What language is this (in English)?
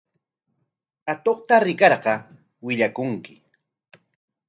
Corongo Ancash Quechua